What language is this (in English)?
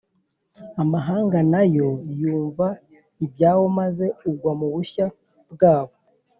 Kinyarwanda